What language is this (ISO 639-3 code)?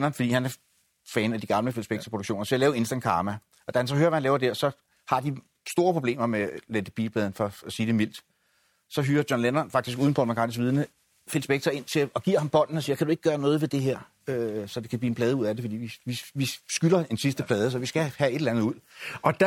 dan